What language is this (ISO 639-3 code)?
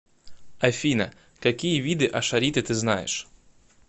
rus